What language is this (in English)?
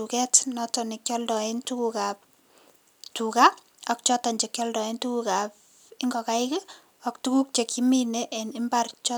Kalenjin